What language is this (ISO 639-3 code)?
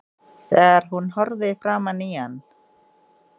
isl